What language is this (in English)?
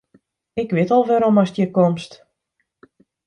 Western Frisian